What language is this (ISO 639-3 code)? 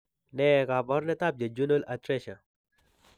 kln